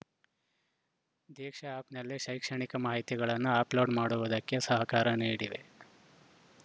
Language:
Kannada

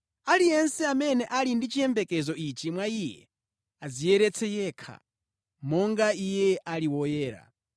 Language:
Nyanja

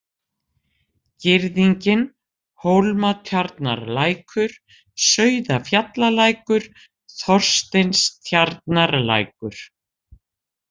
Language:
Icelandic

